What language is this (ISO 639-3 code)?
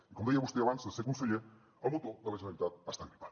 cat